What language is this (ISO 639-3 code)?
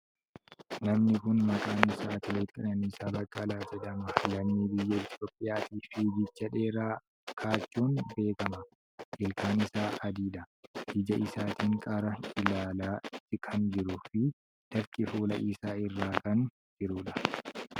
orm